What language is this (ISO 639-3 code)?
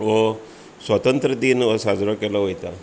kok